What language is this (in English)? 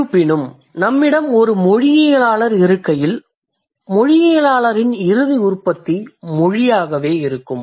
Tamil